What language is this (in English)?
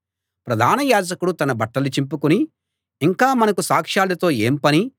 Telugu